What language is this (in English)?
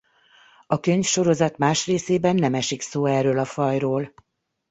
Hungarian